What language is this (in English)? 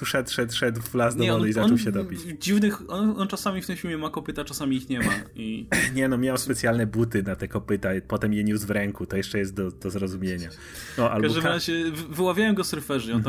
Polish